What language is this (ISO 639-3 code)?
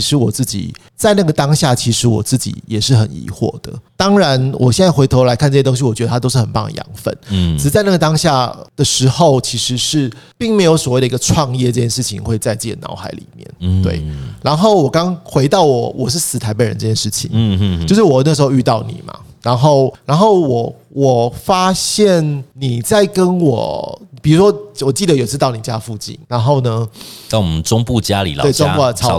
zho